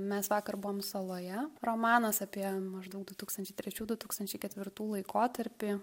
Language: Lithuanian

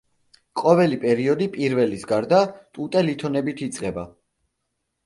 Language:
Georgian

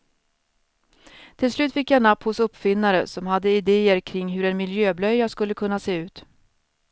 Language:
Swedish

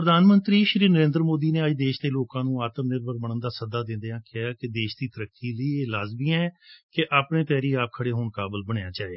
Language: Punjabi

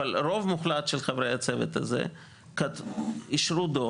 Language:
Hebrew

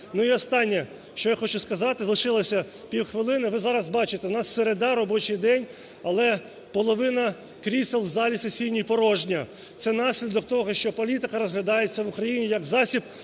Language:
Ukrainian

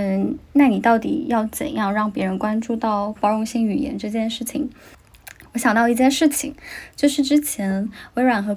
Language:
Chinese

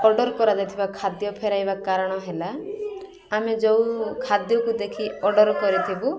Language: Odia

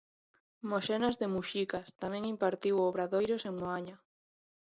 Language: Galician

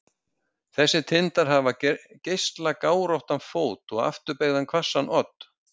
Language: Icelandic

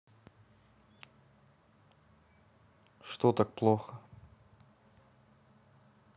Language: Russian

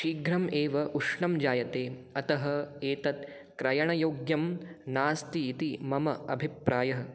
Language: Sanskrit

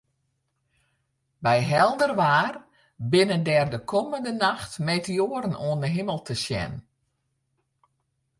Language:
Western Frisian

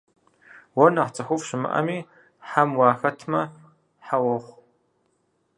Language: Kabardian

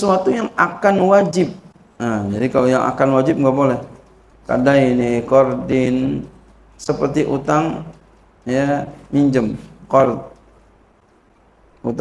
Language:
Indonesian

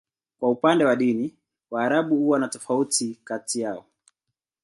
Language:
Swahili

